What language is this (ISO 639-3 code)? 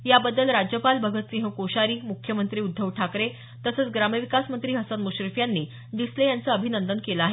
mar